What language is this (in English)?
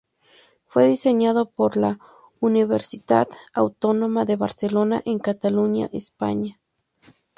Spanish